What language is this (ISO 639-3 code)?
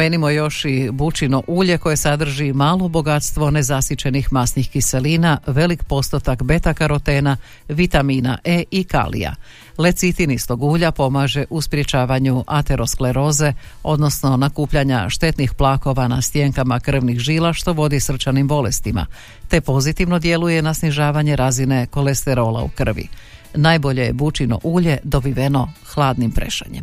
hrv